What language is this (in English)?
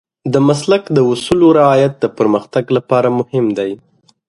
Pashto